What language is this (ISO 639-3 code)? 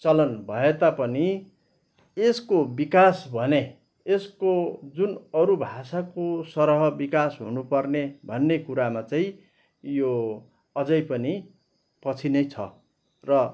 nep